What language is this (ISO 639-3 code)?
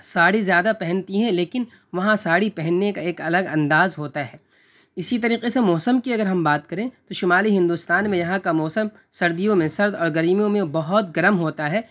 urd